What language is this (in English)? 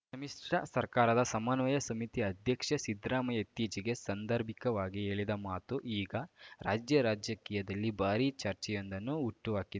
Kannada